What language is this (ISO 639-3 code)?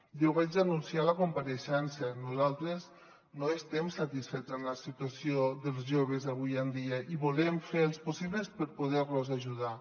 cat